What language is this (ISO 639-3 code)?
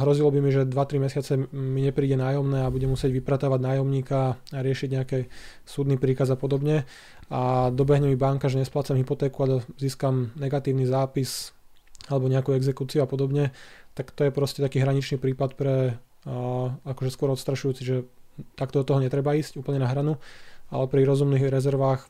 slk